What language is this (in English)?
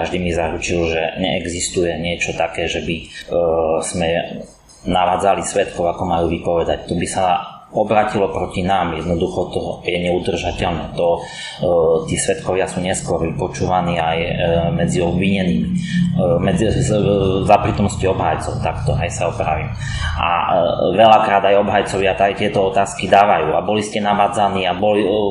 Slovak